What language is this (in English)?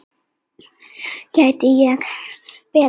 Icelandic